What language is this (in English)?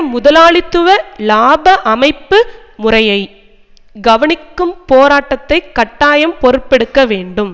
Tamil